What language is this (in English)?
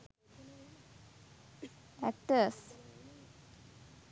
Sinhala